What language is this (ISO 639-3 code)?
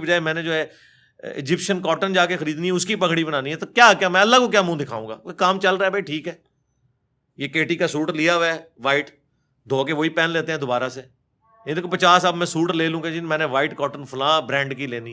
urd